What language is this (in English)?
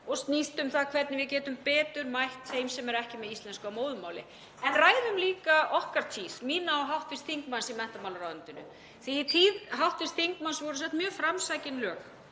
Icelandic